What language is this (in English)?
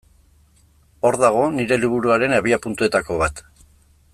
Basque